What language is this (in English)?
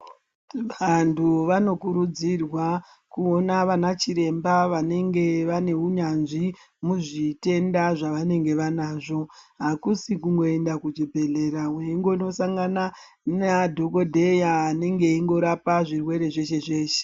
Ndau